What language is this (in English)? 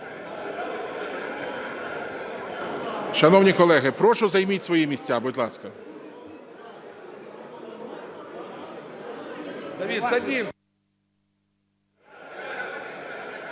Ukrainian